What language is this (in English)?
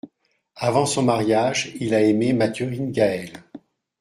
French